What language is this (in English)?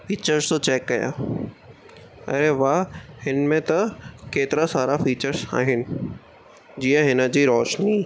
Sindhi